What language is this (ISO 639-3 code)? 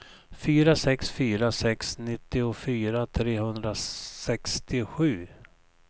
swe